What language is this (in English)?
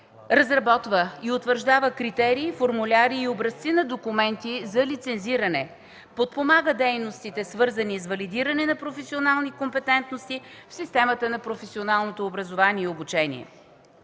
Bulgarian